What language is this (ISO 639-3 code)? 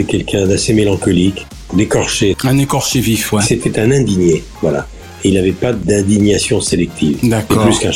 fra